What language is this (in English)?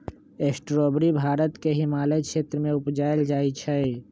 Magahi